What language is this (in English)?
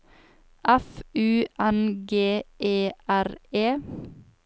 Norwegian